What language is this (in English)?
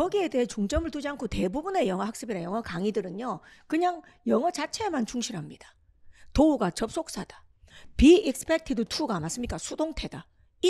Korean